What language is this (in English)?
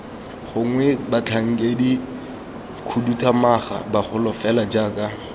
Tswana